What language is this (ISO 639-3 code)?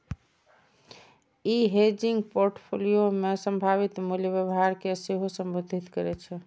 mai